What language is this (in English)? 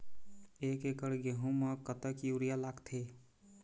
Chhattisgarhi